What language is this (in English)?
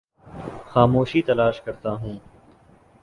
Urdu